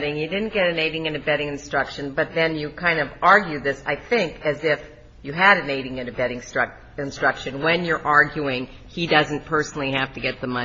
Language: English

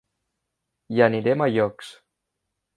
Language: Catalan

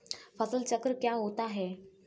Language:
Hindi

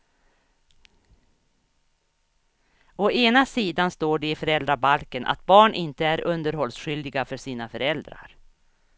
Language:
Swedish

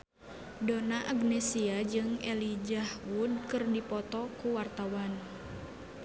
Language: Sundanese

